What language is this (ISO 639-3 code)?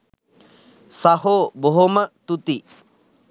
sin